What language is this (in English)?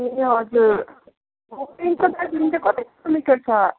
Nepali